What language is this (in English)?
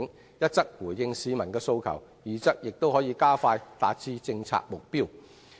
Cantonese